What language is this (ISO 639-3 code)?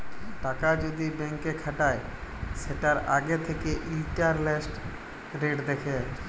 ben